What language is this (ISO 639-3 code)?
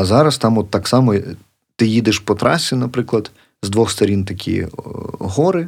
ukr